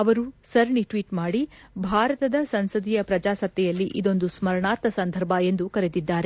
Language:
Kannada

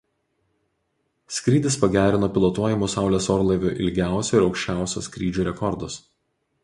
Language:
Lithuanian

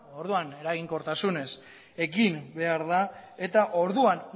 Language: Basque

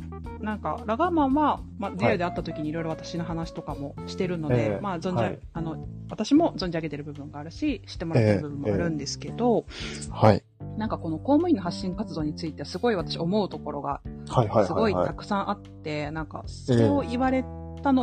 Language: Japanese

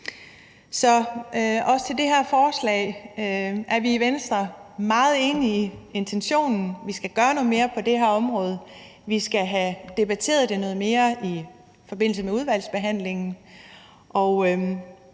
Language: Danish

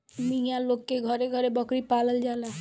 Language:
Bhojpuri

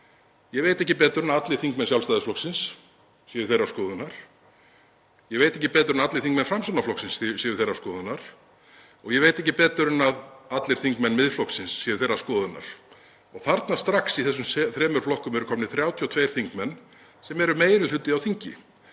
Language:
Icelandic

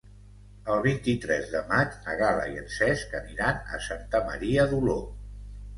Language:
Catalan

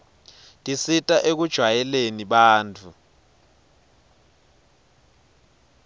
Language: Swati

